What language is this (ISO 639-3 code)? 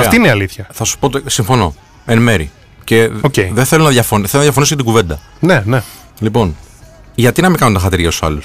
ell